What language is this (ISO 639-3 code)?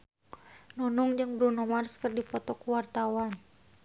sun